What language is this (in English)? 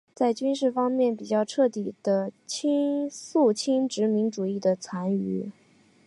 Chinese